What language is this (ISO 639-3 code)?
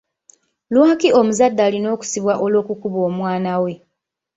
lug